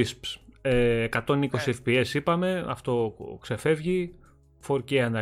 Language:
Greek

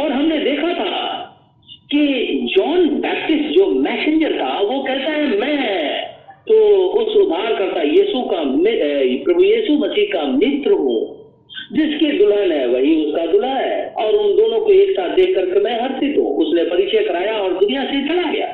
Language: Hindi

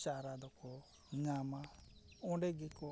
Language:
Santali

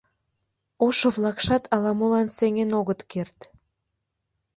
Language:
Mari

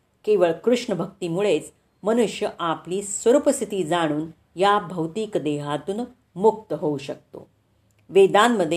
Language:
Marathi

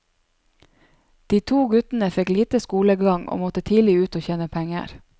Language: Norwegian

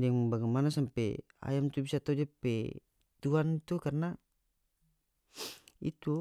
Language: North Moluccan Malay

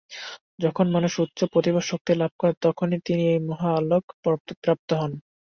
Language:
Bangla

